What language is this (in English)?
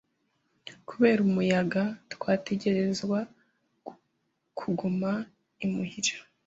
Kinyarwanda